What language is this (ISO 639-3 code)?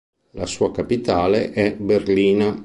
ita